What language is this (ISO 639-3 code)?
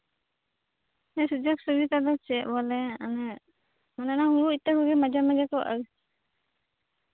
sat